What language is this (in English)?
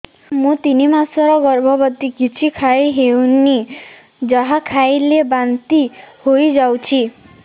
Odia